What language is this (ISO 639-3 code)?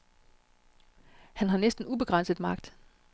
dan